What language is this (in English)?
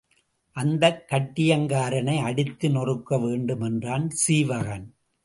Tamil